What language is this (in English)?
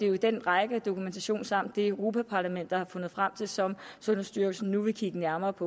Danish